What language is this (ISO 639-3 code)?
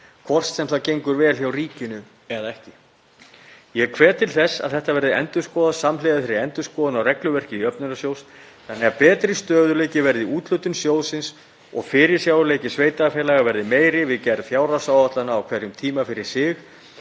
isl